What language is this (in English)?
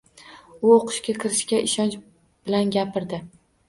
Uzbek